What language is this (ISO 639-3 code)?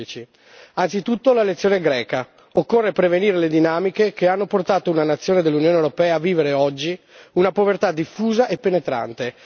ita